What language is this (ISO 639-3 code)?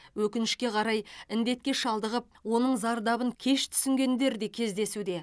kaz